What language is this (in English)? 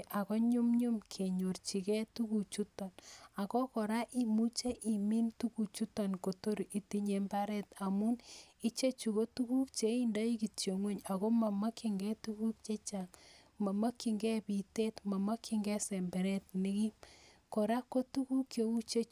Kalenjin